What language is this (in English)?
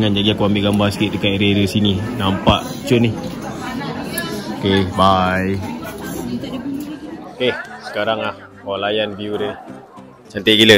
Malay